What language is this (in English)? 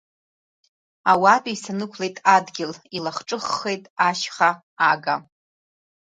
Abkhazian